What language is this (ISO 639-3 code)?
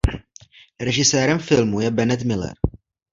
ces